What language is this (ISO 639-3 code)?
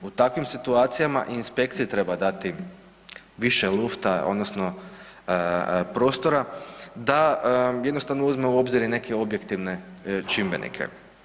hrv